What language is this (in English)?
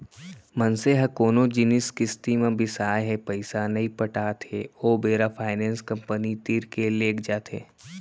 Chhattisgarhi